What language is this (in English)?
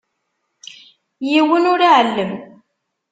Kabyle